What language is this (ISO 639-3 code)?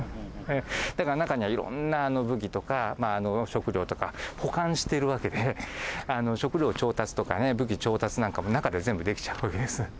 jpn